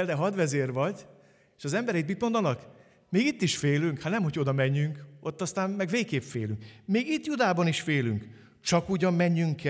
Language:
Hungarian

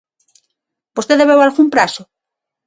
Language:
Galician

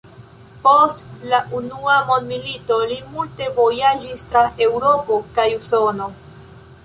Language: Esperanto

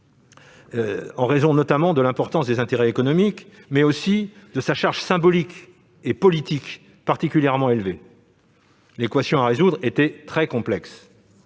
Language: French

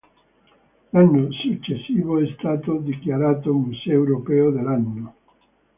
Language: Italian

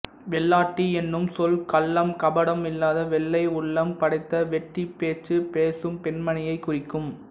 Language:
Tamil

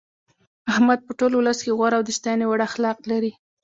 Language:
Pashto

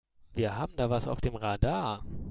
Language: German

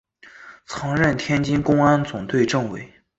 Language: Chinese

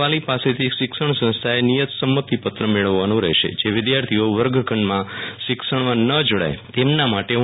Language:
Gujarati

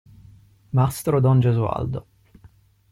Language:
Italian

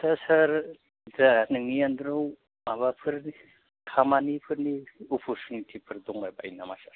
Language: Bodo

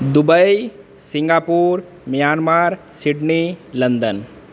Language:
Maithili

